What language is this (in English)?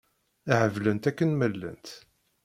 Kabyle